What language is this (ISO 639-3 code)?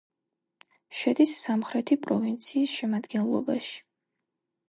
kat